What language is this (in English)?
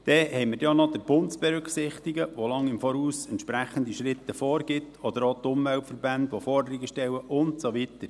Swiss German